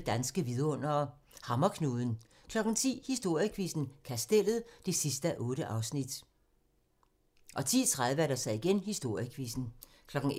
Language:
Danish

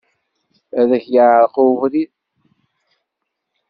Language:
Kabyle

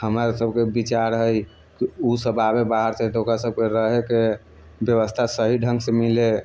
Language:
Maithili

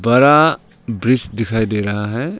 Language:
Hindi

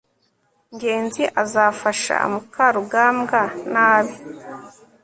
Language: Kinyarwanda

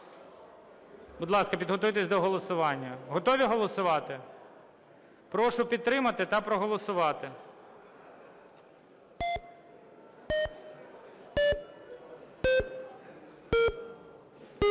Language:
Ukrainian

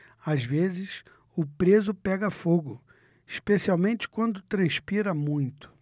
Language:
Portuguese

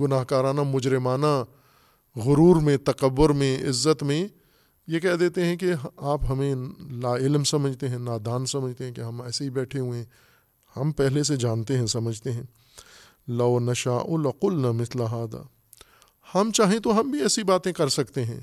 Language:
Urdu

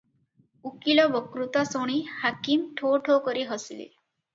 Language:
Odia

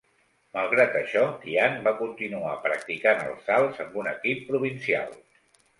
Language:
Catalan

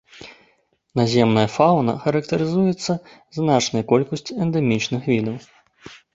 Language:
Belarusian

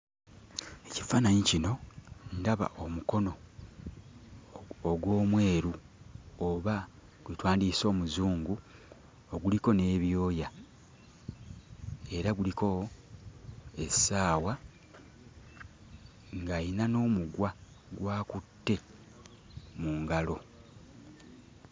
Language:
Ganda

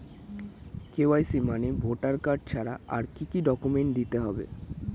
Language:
Bangla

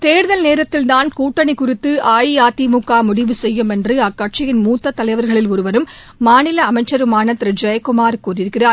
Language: Tamil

